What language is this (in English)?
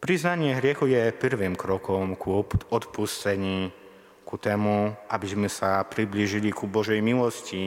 Slovak